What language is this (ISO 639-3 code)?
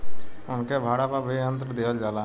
bho